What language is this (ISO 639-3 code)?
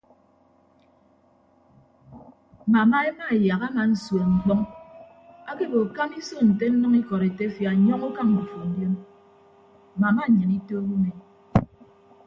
ibb